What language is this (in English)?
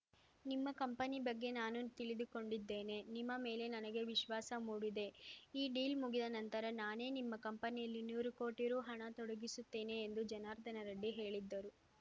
Kannada